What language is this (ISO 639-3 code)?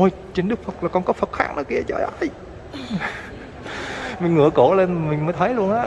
vie